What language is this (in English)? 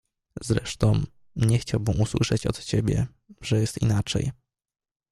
Polish